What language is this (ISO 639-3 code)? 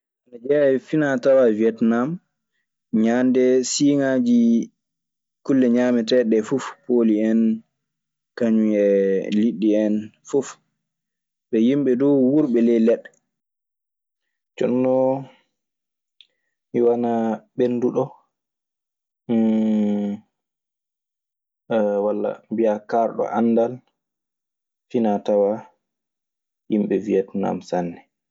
ffm